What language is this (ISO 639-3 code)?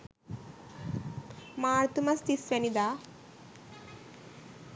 sin